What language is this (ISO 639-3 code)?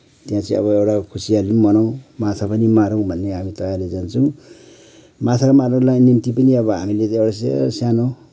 nep